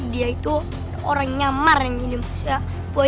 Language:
Indonesian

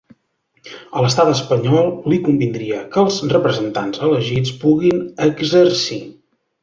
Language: Catalan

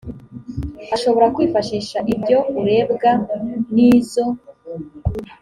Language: Kinyarwanda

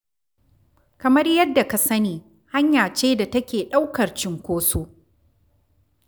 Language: Hausa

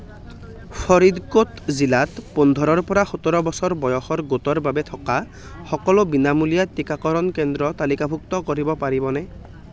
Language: Assamese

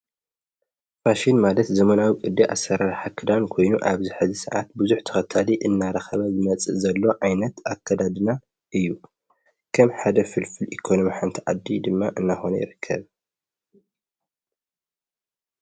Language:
Tigrinya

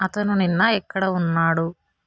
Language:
Telugu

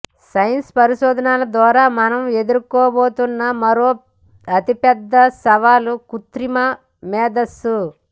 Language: Telugu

